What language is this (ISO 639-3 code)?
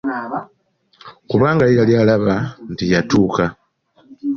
lug